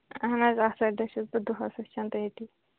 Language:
Kashmiri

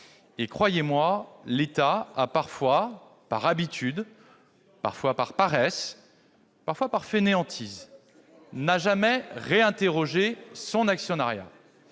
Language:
French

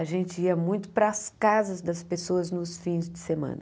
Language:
Portuguese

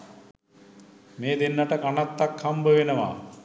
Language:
Sinhala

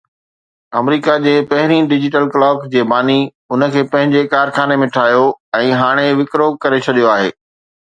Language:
Sindhi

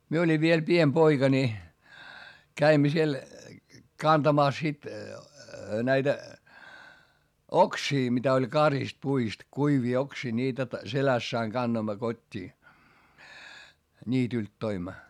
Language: Finnish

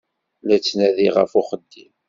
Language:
Kabyle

